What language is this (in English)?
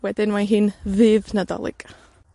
Welsh